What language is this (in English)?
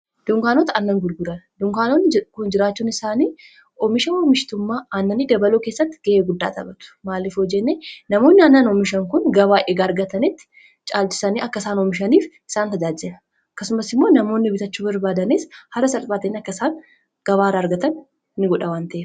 Oromo